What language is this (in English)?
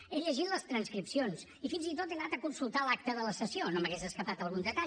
Catalan